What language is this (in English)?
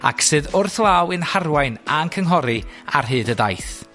Welsh